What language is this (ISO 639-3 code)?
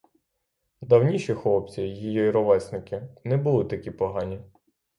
ukr